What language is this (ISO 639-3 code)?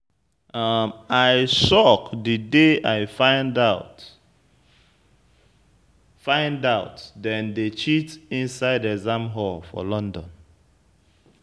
pcm